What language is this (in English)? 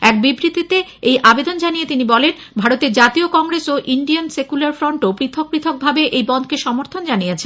Bangla